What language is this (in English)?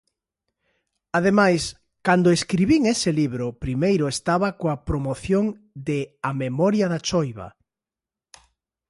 Galician